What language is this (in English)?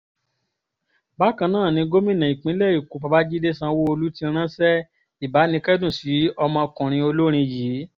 Yoruba